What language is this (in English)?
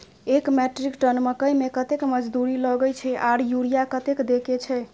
Maithili